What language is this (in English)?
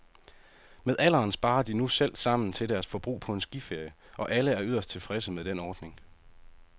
Danish